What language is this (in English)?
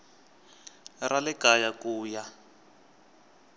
Tsonga